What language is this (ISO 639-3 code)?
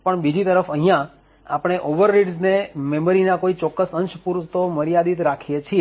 guj